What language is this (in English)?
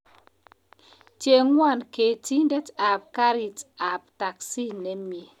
Kalenjin